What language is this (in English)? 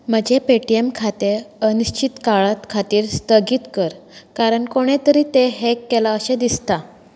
Konkani